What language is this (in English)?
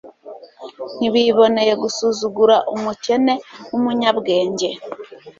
Kinyarwanda